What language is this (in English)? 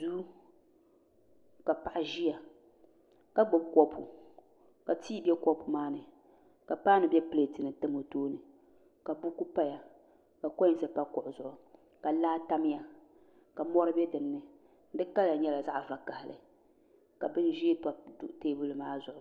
Dagbani